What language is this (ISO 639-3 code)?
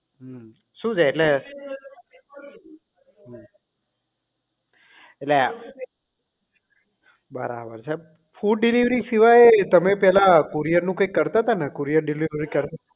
guj